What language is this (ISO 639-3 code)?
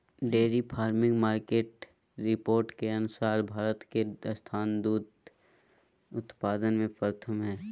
mag